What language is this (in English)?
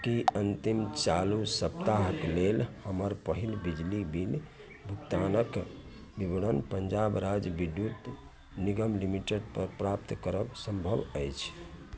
Maithili